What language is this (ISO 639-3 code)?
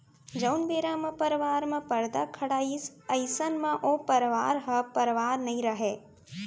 hne